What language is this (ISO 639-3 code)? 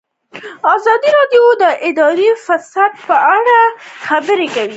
pus